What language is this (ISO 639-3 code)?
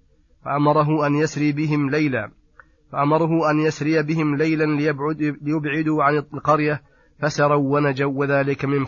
ara